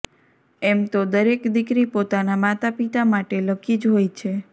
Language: Gujarati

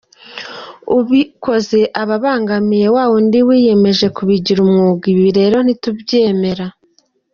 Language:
Kinyarwanda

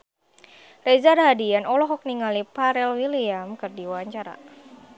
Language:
Sundanese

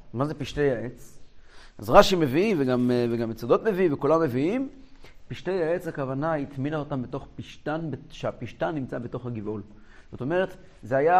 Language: Hebrew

